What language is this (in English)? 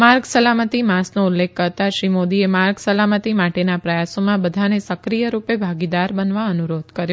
Gujarati